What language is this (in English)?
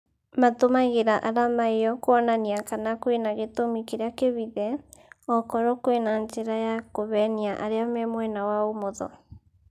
Kikuyu